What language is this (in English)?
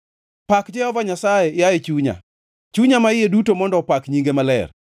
Luo (Kenya and Tanzania)